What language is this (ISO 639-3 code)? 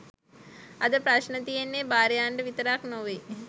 sin